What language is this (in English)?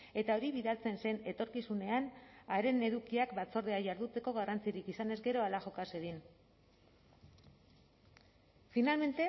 Basque